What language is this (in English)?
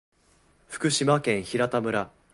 Japanese